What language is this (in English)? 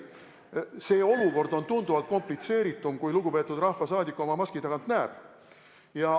Estonian